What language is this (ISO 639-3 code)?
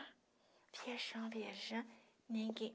por